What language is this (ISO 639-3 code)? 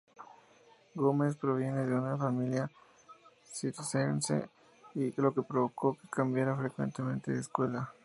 spa